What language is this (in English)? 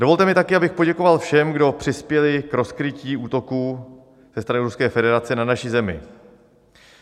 Czech